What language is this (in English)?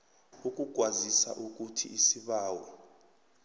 South Ndebele